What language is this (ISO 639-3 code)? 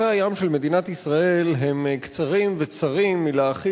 heb